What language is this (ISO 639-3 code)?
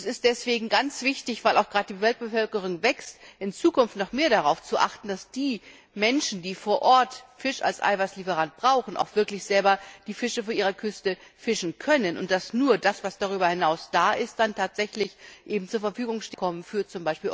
deu